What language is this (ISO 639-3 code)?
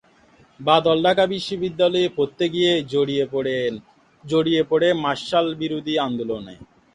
ben